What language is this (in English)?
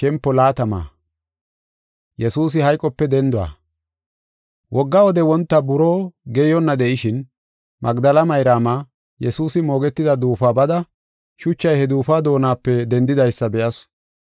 Gofa